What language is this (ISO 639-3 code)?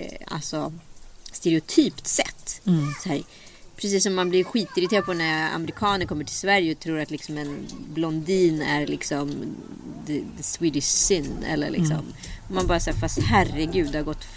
swe